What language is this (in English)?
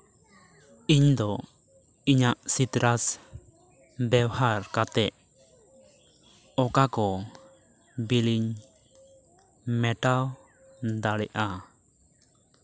Santali